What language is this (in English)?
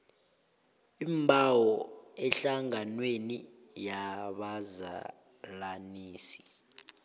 South Ndebele